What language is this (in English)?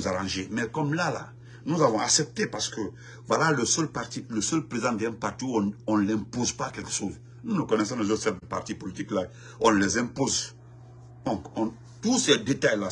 French